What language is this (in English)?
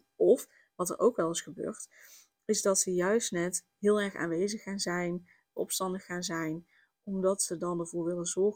Dutch